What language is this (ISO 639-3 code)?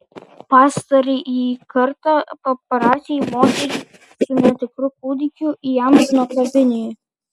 lit